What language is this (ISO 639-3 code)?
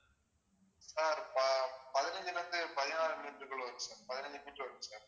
tam